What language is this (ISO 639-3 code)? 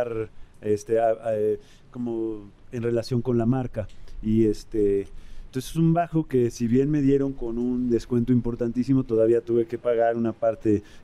spa